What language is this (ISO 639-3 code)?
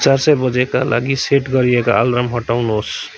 nep